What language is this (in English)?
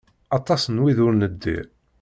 Kabyle